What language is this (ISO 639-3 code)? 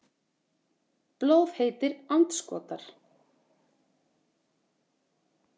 isl